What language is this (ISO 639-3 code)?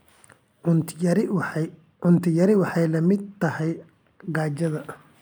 som